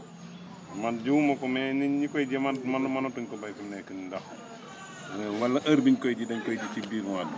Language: Wolof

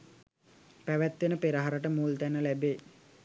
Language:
Sinhala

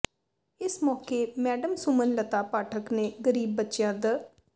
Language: Punjabi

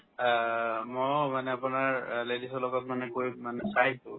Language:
Assamese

